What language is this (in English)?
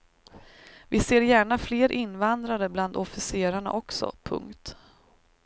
Swedish